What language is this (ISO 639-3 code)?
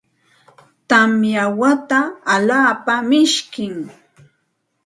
qxt